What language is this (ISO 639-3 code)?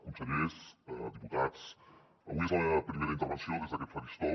cat